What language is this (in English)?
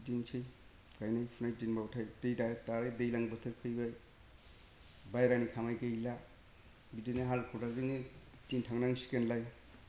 Bodo